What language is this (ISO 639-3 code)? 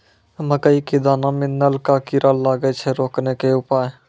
mai